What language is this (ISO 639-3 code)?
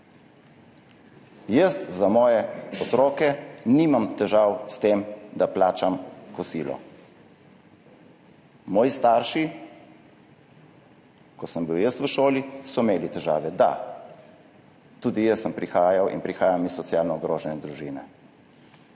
slv